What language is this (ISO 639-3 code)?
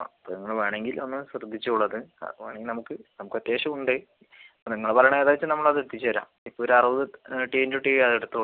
mal